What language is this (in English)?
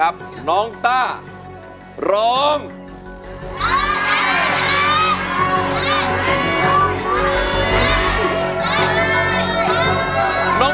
Thai